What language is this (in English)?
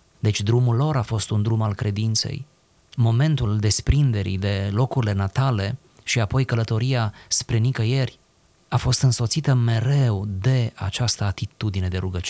Romanian